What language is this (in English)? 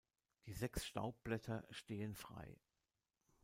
German